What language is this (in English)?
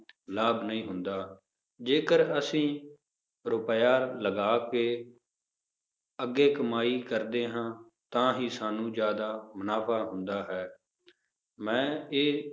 Punjabi